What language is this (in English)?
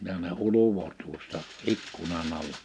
Finnish